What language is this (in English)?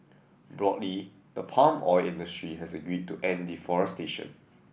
English